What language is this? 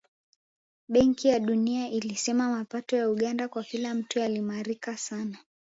Swahili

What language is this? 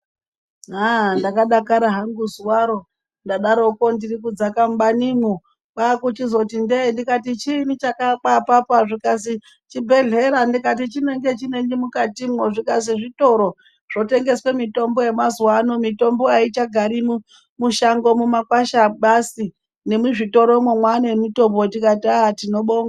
Ndau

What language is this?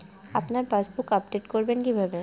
Bangla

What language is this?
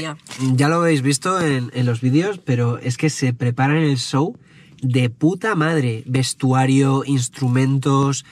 Spanish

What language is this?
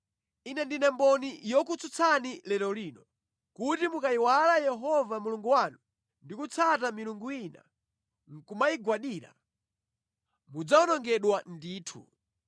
Nyanja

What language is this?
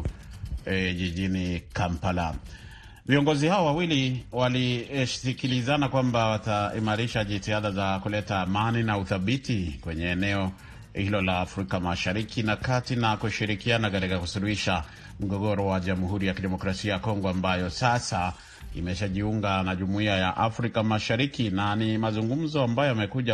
Swahili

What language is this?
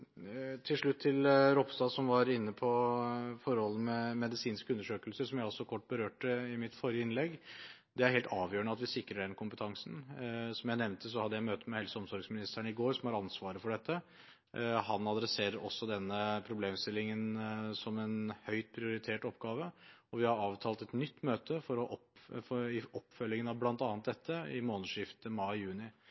Norwegian Bokmål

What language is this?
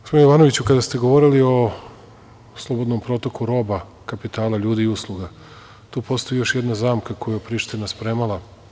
Serbian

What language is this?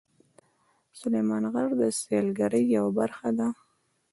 Pashto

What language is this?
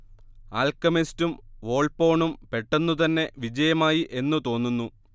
Malayalam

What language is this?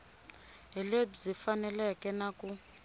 Tsonga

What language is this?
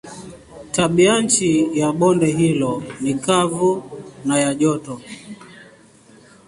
Swahili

